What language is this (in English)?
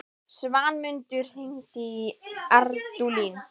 Icelandic